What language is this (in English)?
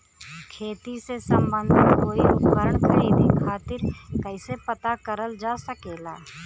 Bhojpuri